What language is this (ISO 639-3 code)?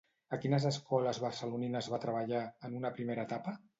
cat